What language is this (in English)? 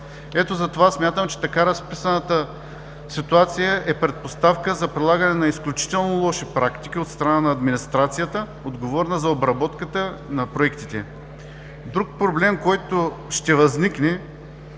Bulgarian